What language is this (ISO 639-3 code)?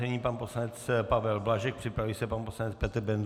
ces